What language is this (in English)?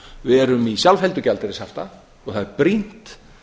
Icelandic